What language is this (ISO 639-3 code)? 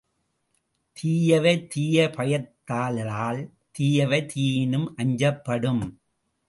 tam